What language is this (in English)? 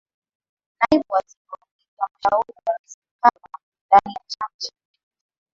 Swahili